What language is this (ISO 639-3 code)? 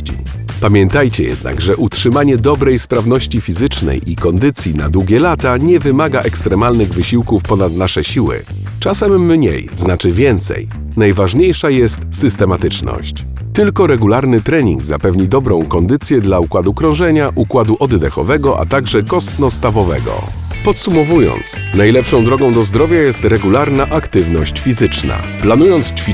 pol